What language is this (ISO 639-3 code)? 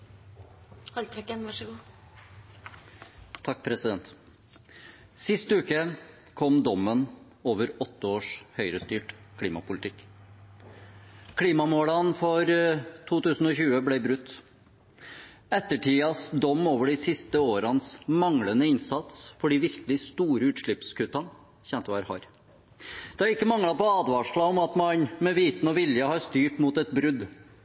nob